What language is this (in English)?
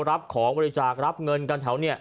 Thai